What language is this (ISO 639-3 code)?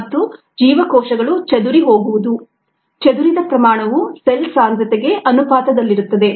kan